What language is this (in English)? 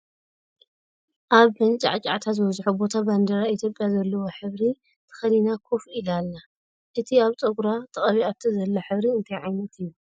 Tigrinya